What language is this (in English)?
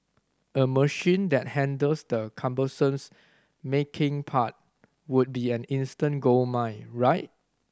English